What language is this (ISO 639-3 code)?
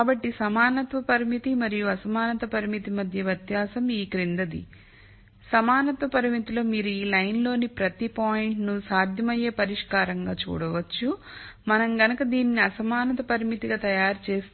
tel